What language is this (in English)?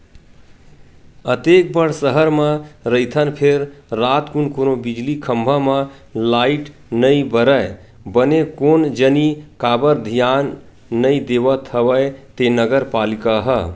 Chhattisgarhi